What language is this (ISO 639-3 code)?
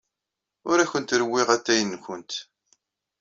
kab